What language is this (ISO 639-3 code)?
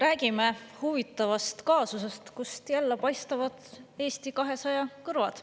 est